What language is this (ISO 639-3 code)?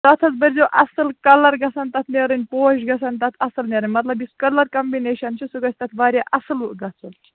kas